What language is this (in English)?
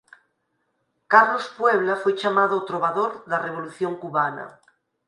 Galician